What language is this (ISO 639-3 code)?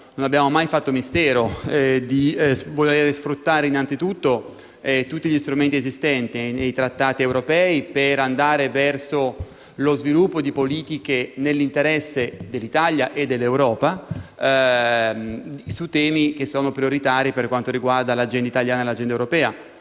ita